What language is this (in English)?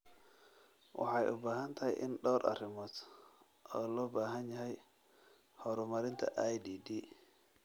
Somali